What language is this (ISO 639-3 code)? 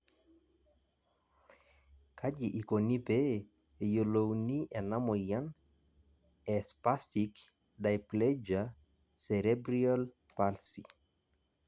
mas